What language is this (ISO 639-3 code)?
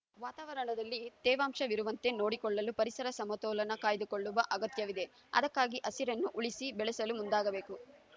kan